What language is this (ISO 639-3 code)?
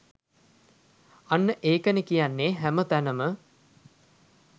sin